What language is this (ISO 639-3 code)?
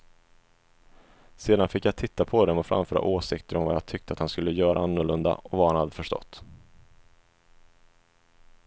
swe